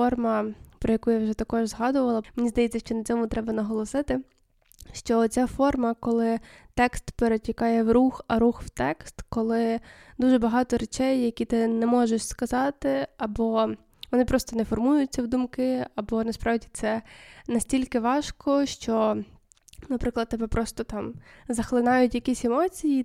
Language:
Ukrainian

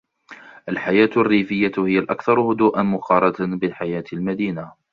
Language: Arabic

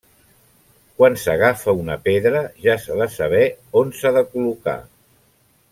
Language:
Catalan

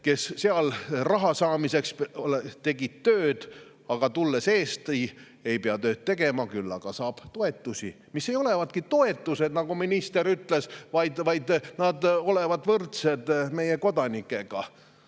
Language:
Estonian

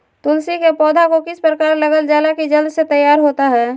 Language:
Magahi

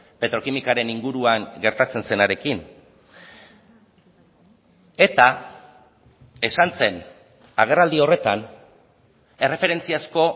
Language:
Basque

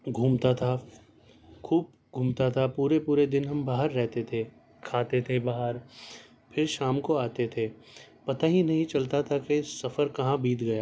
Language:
Urdu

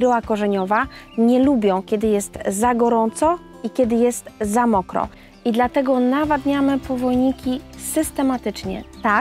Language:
Polish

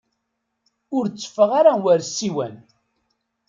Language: Kabyle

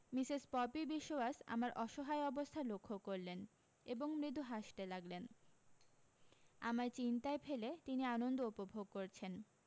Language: Bangla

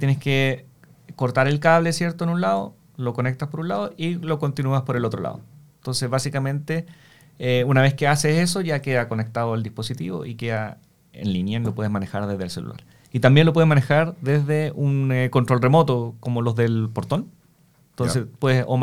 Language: Spanish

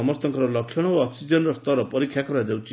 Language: Odia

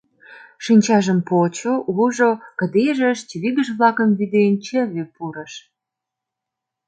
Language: Mari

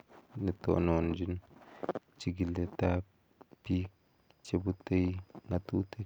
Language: Kalenjin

